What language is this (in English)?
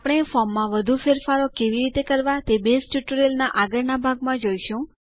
Gujarati